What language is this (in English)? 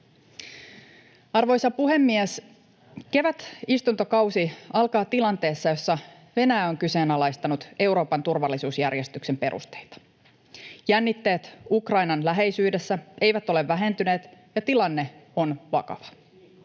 Finnish